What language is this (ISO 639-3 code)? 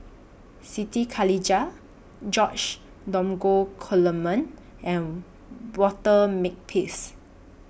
eng